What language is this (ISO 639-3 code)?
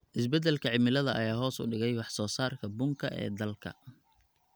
som